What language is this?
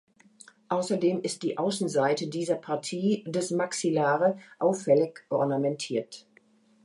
German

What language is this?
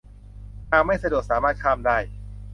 Thai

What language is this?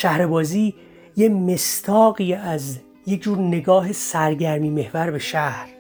Persian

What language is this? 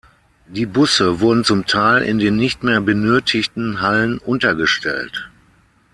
German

